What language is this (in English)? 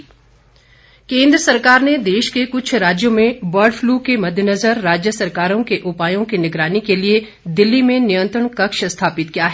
Hindi